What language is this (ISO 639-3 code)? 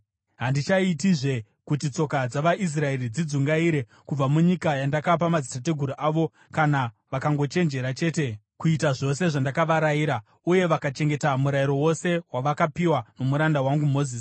sna